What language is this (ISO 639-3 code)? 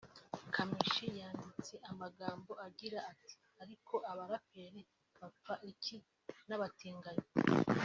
kin